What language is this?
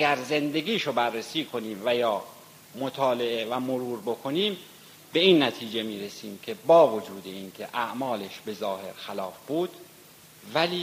Persian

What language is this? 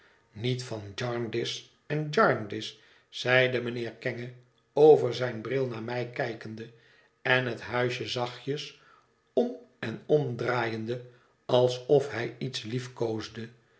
Dutch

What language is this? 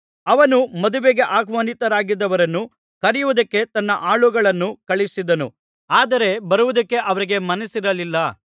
Kannada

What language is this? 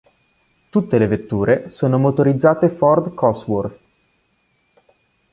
Italian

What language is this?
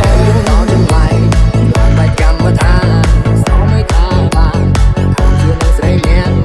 Khmer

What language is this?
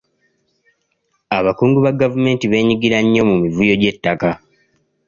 Ganda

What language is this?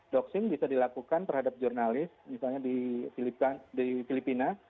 Indonesian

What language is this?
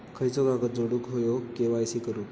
Marathi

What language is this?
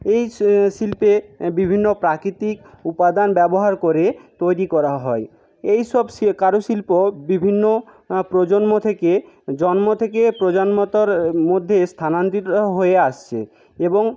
Bangla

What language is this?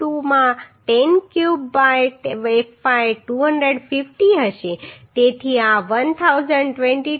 Gujarati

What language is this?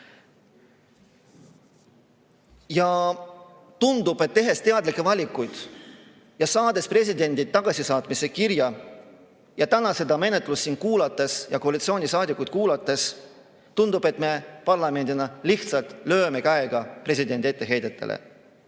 Estonian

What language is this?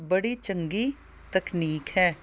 Punjabi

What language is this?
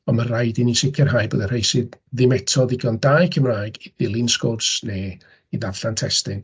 Welsh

